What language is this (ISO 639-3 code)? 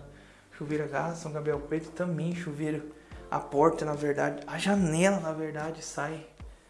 por